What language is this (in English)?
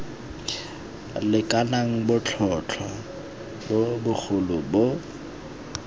Tswana